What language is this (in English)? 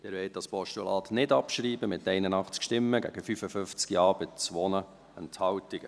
Swiss German